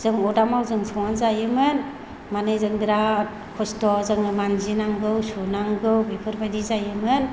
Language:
Bodo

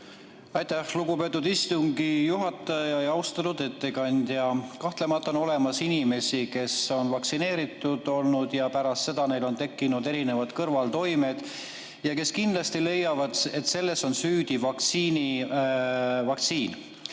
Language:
Estonian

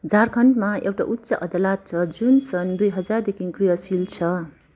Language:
Nepali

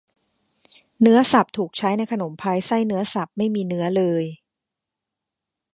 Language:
Thai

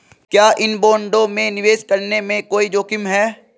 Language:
Hindi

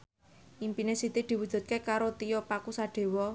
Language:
Javanese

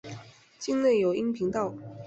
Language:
Chinese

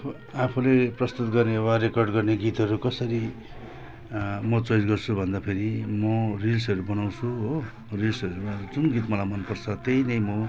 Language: Nepali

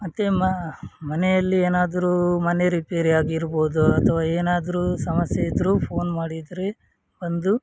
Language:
Kannada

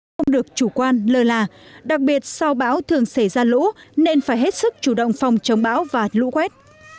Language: Vietnamese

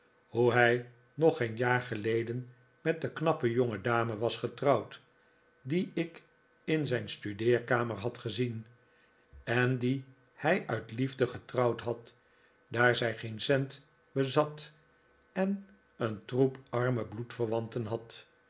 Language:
Dutch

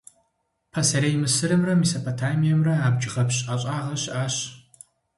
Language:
Kabardian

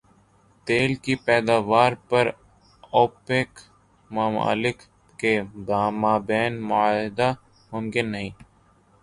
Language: Urdu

